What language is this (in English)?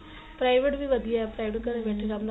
Punjabi